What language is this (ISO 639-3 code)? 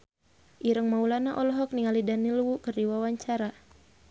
sun